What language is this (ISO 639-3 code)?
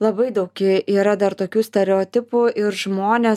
lit